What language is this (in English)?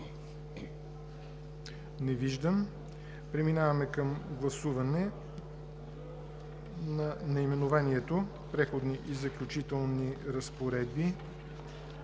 Bulgarian